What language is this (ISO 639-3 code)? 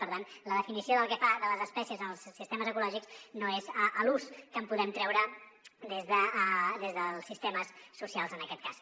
cat